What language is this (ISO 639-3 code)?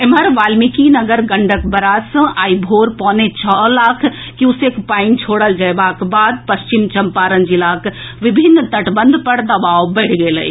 mai